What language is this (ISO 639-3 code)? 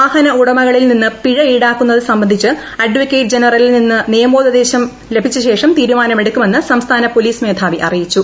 mal